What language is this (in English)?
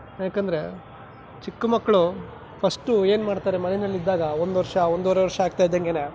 Kannada